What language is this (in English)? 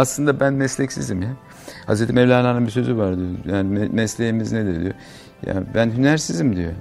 Turkish